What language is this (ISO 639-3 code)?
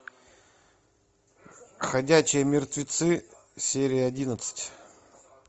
rus